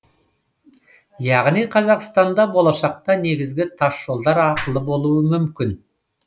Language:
Kazakh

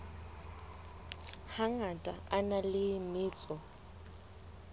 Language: Southern Sotho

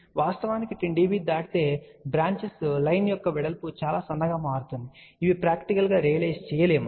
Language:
Telugu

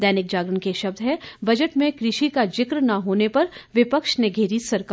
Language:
Hindi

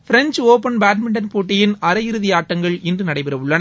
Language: Tamil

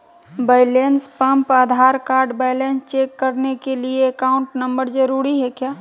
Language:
Magahi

